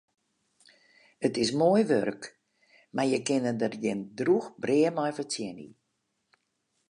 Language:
Western Frisian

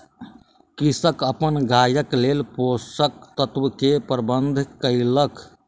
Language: Maithili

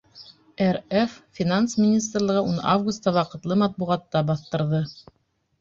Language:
Bashkir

